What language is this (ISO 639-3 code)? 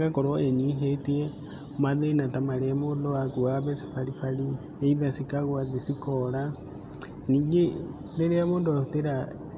kik